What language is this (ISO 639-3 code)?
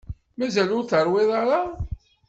kab